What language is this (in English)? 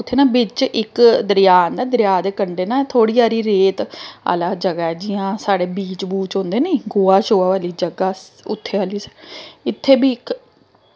Dogri